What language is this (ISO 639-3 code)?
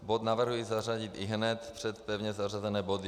ces